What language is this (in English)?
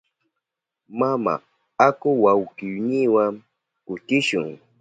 Southern Pastaza Quechua